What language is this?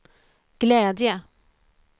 Swedish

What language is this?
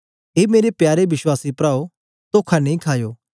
Dogri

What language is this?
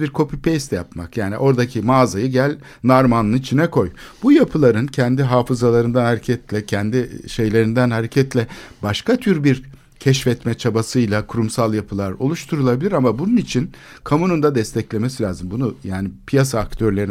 Turkish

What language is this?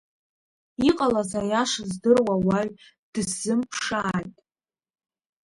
Abkhazian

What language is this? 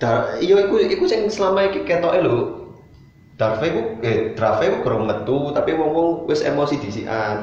Indonesian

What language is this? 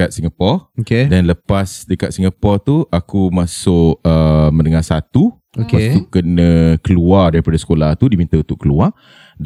Malay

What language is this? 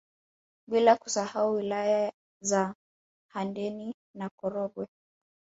Swahili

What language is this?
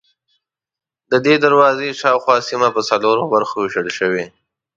Pashto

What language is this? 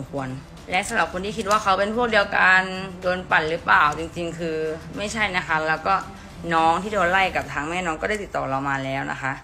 Thai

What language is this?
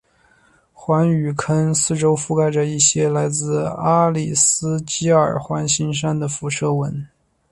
Chinese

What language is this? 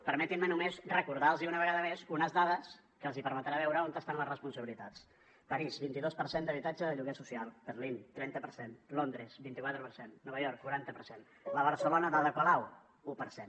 Catalan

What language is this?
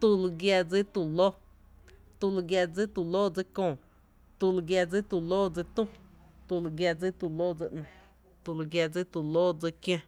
Tepinapa Chinantec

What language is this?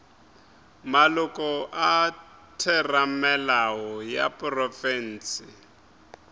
Northern Sotho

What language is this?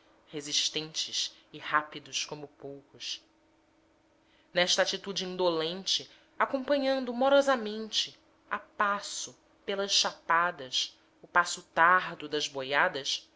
Portuguese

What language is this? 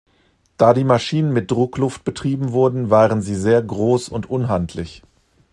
German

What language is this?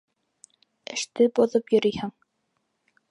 Bashkir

